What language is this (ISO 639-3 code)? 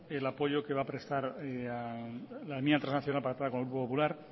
spa